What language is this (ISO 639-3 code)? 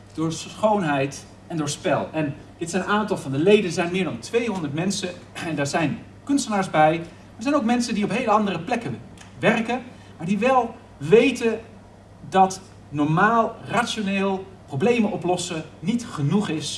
nld